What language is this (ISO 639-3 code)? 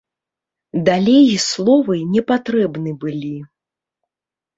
bel